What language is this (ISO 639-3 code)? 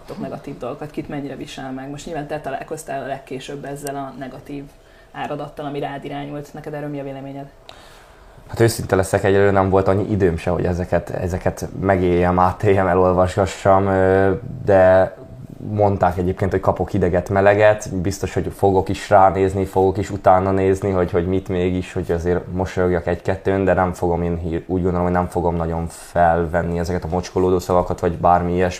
hun